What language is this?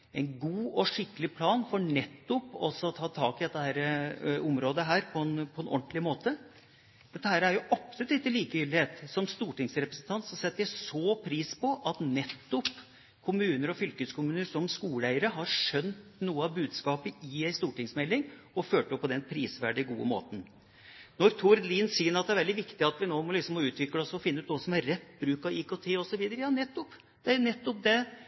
Norwegian Bokmål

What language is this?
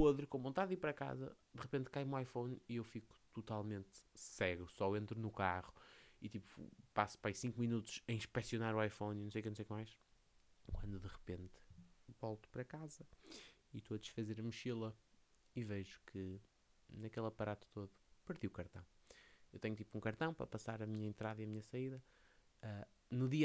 Portuguese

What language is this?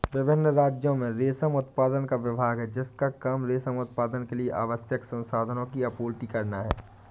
Hindi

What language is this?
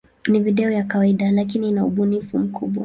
Swahili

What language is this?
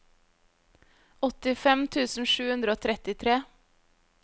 Norwegian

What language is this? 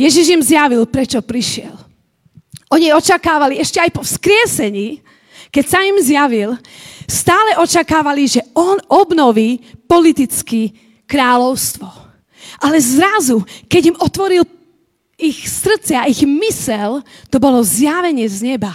Slovak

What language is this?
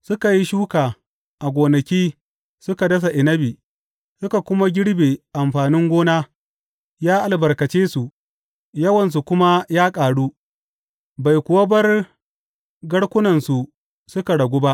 Hausa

